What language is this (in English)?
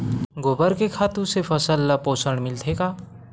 Chhattisgarhi